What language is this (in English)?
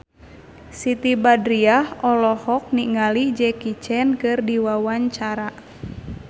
Sundanese